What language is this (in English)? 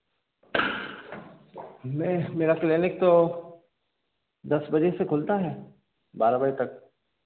Hindi